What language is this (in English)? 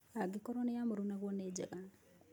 Kikuyu